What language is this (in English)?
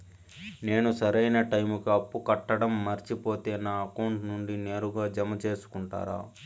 Telugu